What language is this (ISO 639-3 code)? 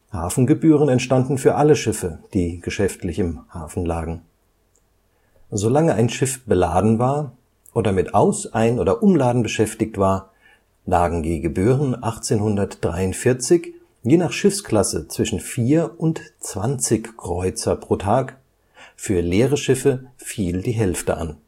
deu